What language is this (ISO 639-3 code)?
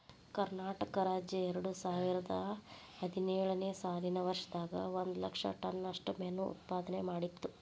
kan